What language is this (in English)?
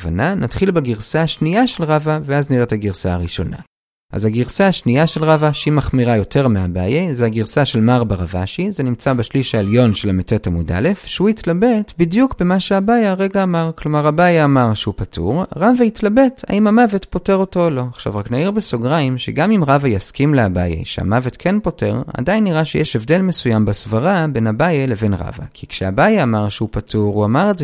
Hebrew